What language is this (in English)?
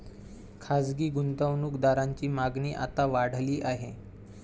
Marathi